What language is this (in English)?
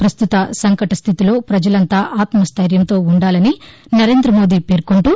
Telugu